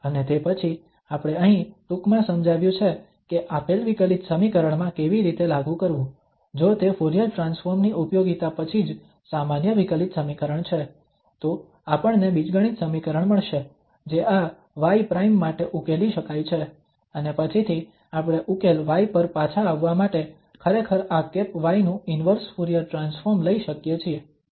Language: Gujarati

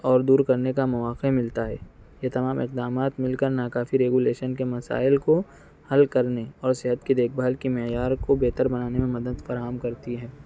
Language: Urdu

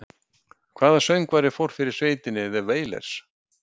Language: Icelandic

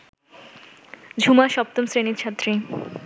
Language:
Bangla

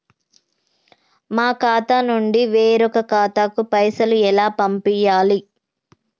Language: Telugu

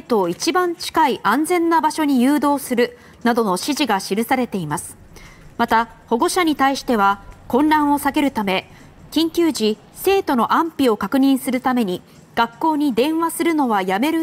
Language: Japanese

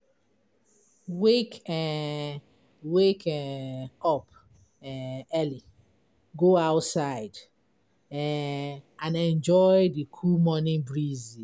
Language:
Nigerian Pidgin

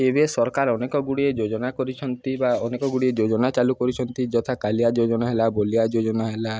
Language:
Odia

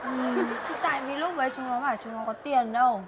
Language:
Vietnamese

